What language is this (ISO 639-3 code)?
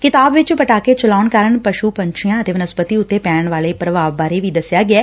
pan